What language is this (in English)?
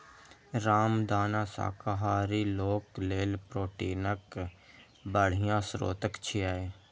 Maithili